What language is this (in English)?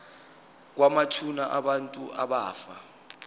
Zulu